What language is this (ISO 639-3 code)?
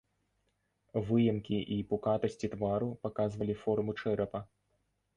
bel